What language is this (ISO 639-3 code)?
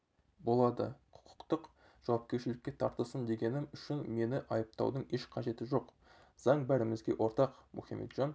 kaz